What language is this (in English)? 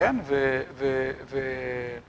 Hebrew